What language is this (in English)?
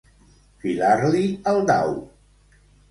Catalan